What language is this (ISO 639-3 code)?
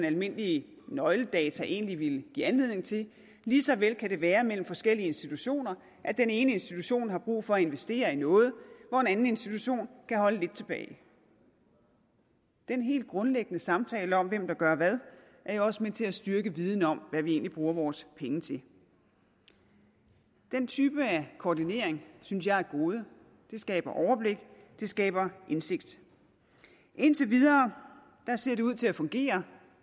dan